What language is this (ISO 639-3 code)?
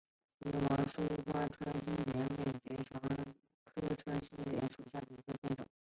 zho